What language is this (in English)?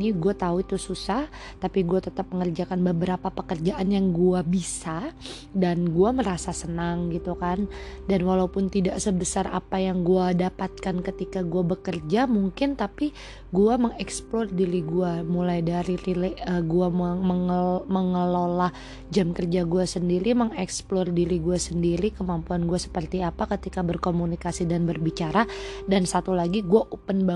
Indonesian